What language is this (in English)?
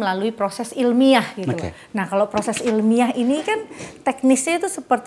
Indonesian